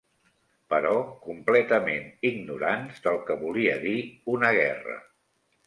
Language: Catalan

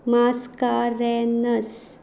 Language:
Konkani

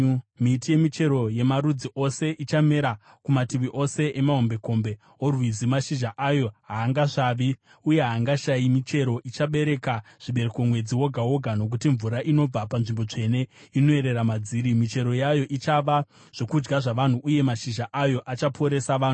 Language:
Shona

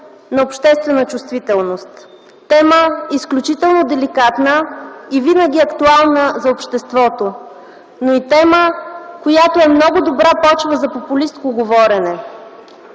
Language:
Bulgarian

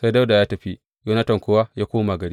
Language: Hausa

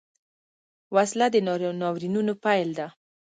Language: Pashto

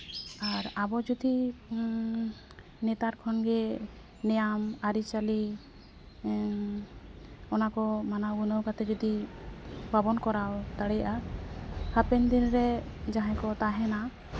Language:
Santali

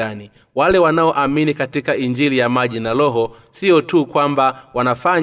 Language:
Swahili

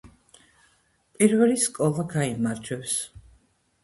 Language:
Georgian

